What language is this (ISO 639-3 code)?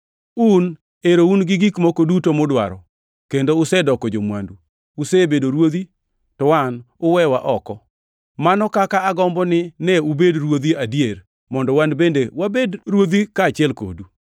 luo